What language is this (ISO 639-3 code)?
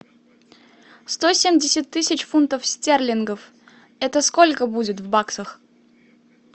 rus